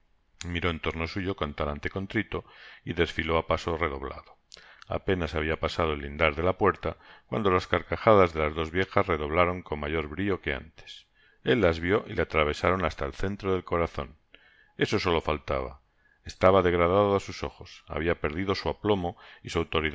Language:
Spanish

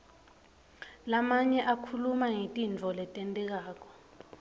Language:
Swati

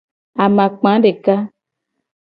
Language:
Gen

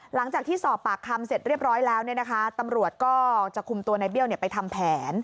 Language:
Thai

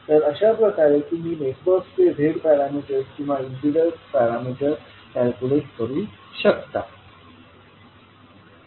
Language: Marathi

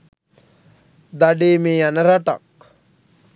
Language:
Sinhala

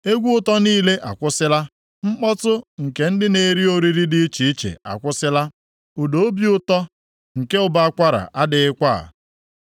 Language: Igbo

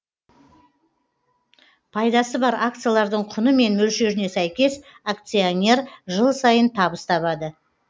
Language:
Kazakh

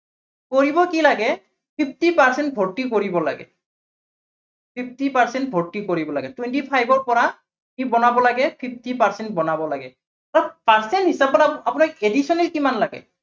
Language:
Assamese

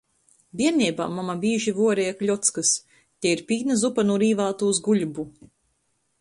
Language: Latgalian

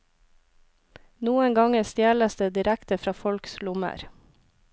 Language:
Norwegian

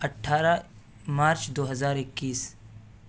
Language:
Urdu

